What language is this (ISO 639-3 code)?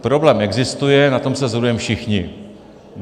ces